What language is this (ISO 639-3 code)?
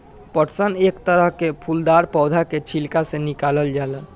bho